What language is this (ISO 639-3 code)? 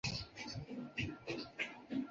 zho